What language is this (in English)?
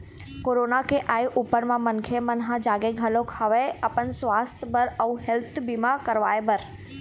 Chhattisgarhi